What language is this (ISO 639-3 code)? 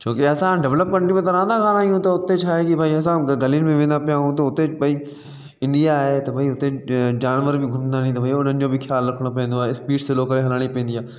snd